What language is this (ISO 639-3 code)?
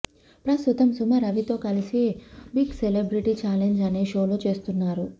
tel